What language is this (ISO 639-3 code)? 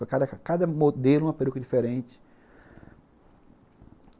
por